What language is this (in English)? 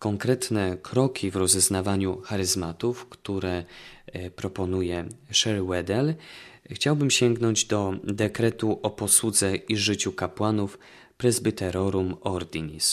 Polish